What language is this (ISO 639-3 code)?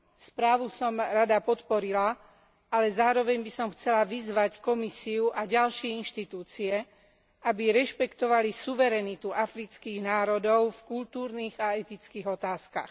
slk